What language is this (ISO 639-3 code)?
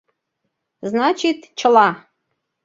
chm